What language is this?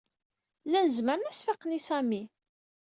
Kabyle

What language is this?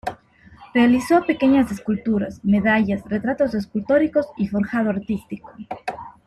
Spanish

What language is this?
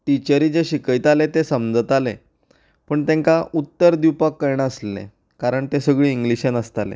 Konkani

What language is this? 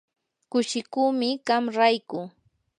Yanahuanca Pasco Quechua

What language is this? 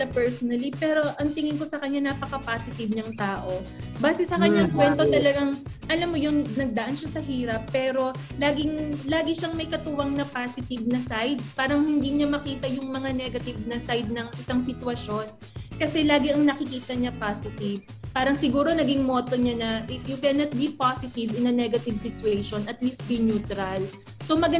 Filipino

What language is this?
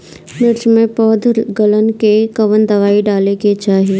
Bhojpuri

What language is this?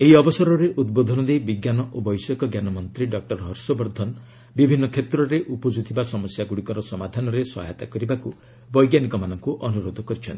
Odia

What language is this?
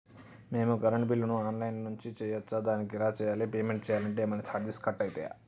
Telugu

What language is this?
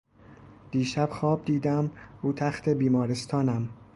Persian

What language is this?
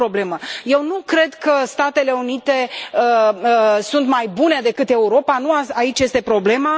Romanian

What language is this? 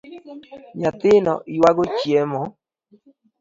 Luo (Kenya and Tanzania)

